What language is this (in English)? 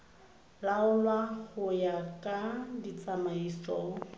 Tswana